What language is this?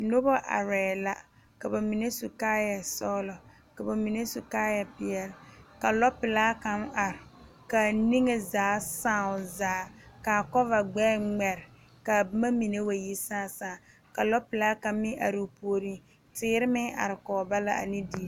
Southern Dagaare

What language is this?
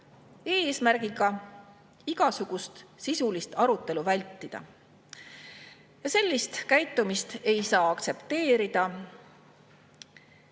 Estonian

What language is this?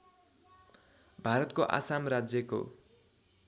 Nepali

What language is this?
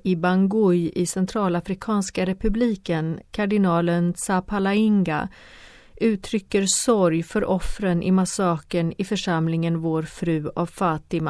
Swedish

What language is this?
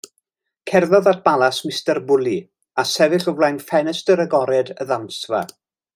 Welsh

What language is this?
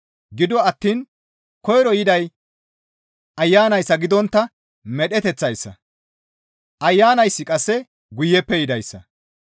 Gamo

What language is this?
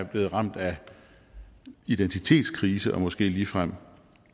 Danish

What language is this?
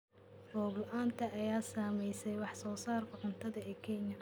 Somali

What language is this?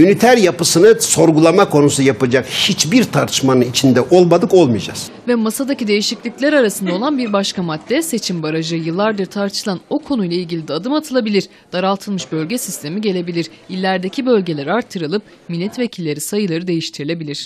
Turkish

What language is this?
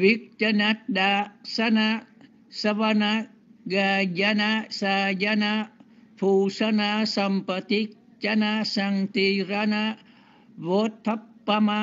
Vietnamese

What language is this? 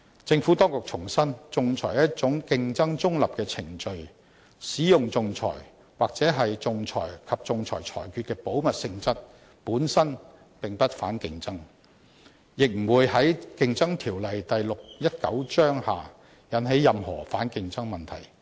Cantonese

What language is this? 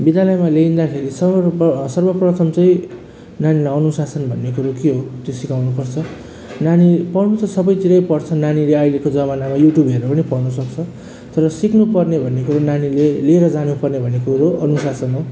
Nepali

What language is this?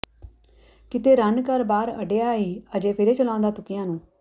Punjabi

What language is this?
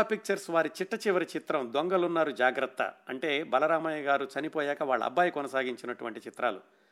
Telugu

